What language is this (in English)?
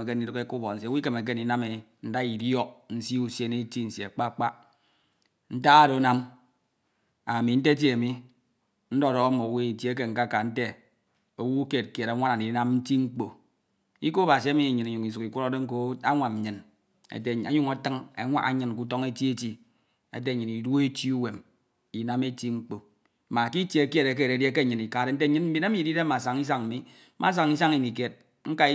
Ito